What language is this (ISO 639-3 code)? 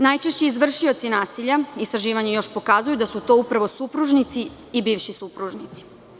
srp